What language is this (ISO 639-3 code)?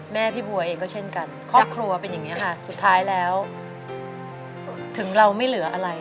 tha